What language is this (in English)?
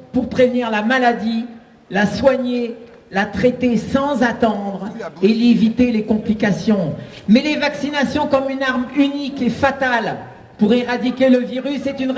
French